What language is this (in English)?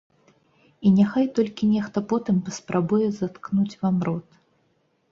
Belarusian